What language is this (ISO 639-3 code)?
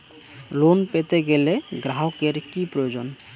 ben